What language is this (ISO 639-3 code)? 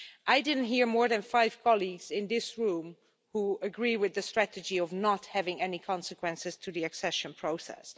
eng